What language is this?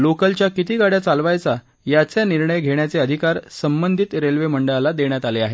Marathi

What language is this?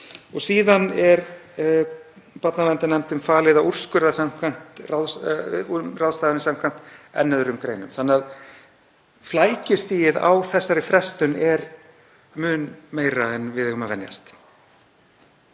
Icelandic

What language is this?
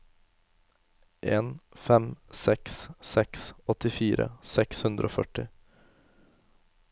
Norwegian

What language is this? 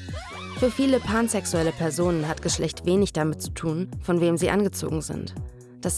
German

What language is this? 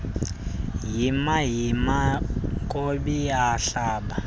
Xhosa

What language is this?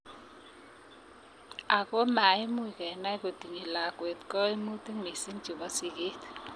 Kalenjin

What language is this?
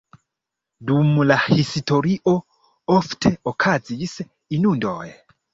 Esperanto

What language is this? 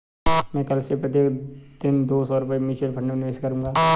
Hindi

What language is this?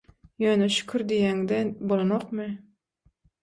Turkmen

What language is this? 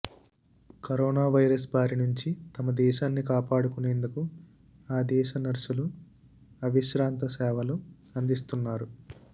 Telugu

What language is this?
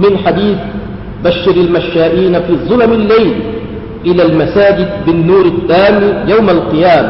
Malay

